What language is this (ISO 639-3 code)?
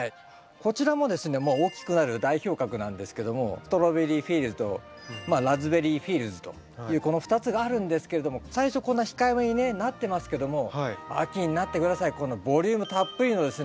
jpn